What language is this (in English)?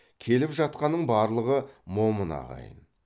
Kazakh